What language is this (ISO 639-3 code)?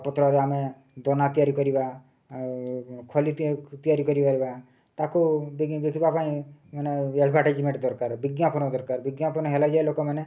ori